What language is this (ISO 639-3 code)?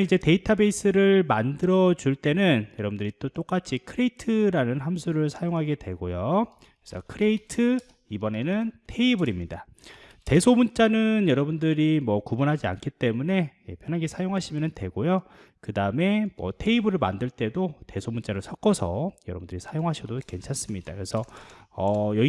kor